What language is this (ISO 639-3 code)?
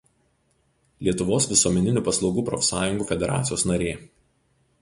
lit